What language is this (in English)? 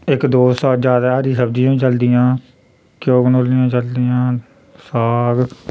Dogri